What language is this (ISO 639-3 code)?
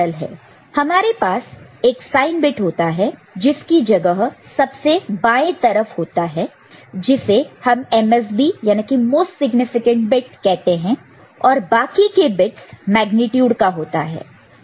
hin